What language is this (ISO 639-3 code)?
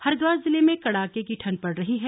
hin